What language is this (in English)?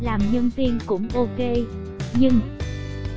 Vietnamese